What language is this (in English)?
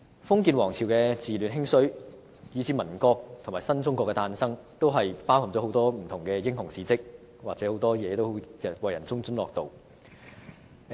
Cantonese